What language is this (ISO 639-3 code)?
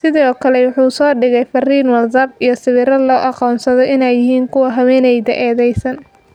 som